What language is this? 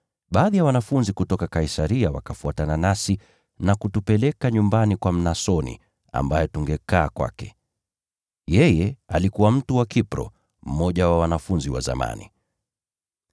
Swahili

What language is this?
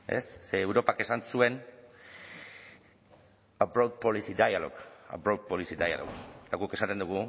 Basque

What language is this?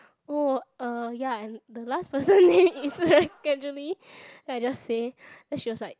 English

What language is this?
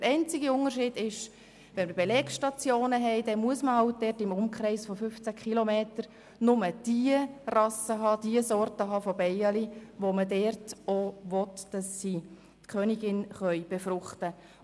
Swiss German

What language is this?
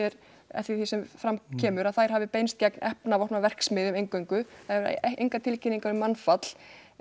Icelandic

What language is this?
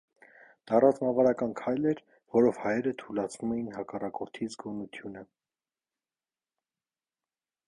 Armenian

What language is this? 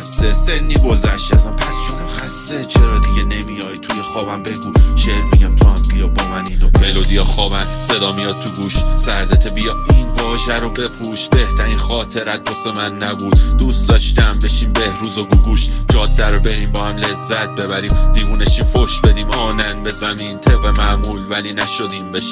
Persian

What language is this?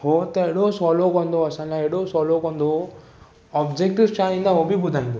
Sindhi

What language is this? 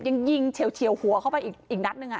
Thai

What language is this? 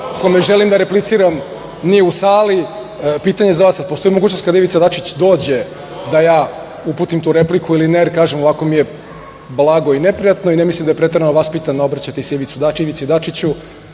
Serbian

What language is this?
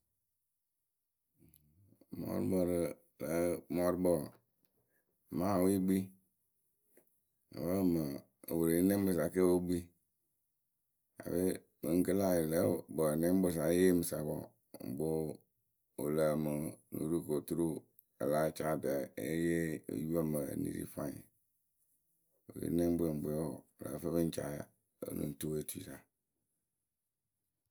Akebu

